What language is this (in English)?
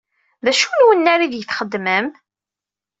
Kabyle